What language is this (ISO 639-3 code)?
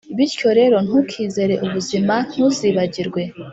kin